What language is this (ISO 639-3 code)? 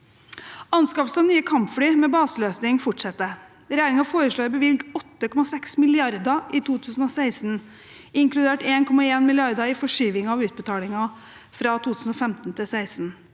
nor